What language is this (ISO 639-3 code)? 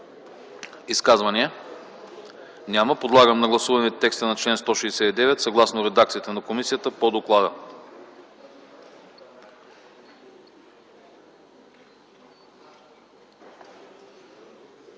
bul